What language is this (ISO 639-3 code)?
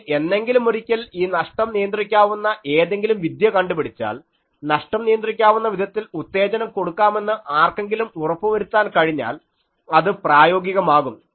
mal